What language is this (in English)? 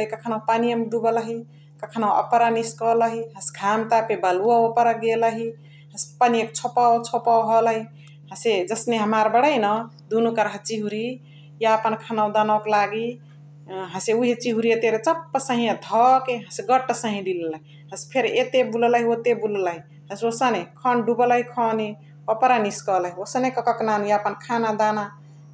Chitwania Tharu